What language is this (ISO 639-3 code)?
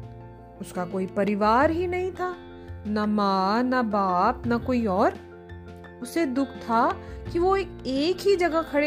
hin